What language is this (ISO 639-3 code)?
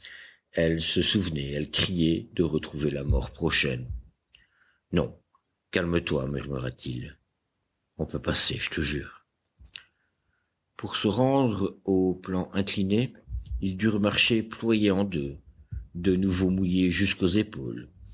fra